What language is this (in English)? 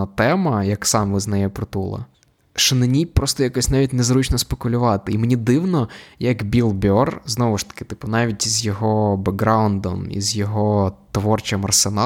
Ukrainian